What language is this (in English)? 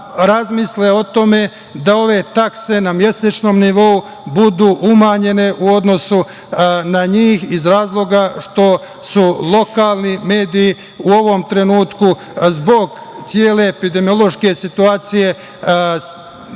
Serbian